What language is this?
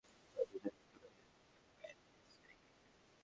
Bangla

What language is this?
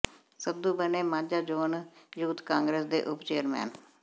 Punjabi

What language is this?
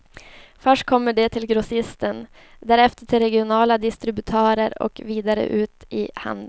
Swedish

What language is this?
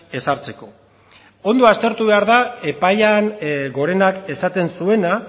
Basque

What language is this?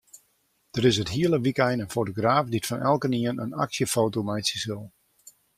Western Frisian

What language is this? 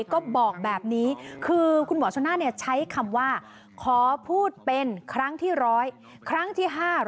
Thai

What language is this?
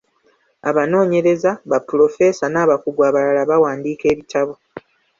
Ganda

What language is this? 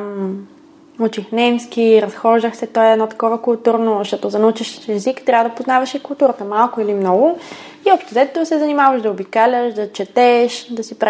Bulgarian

